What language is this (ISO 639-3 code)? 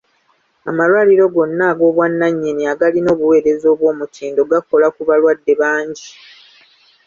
lug